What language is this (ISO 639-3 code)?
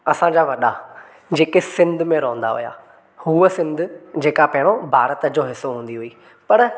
snd